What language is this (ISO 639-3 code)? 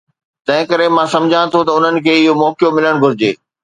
snd